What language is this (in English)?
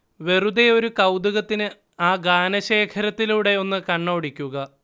Malayalam